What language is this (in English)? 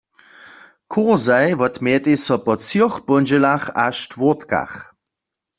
Upper Sorbian